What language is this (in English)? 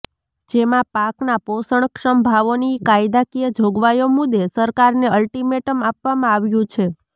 Gujarati